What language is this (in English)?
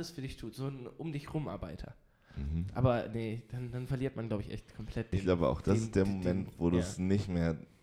German